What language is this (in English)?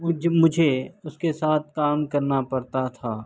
Urdu